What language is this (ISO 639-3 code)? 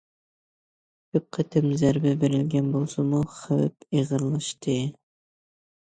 uig